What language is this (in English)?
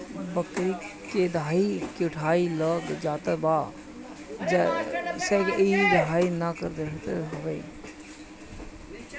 Bhojpuri